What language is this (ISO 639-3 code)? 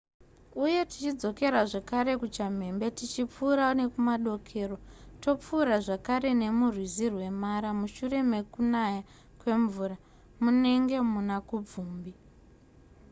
sna